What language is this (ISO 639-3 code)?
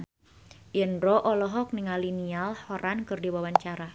sun